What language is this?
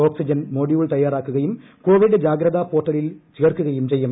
Malayalam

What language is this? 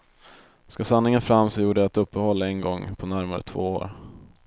Swedish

